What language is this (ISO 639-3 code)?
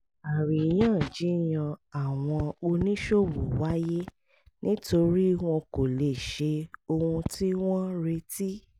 yor